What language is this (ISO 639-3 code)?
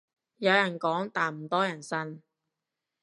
yue